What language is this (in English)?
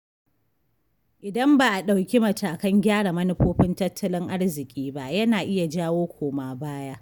Hausa